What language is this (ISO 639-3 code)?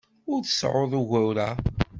kab